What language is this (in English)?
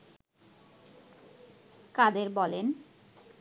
Bangla